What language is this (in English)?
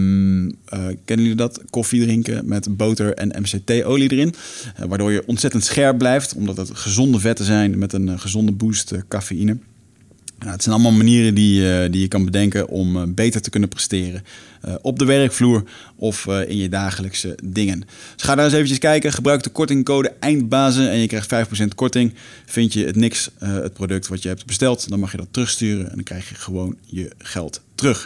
Dutch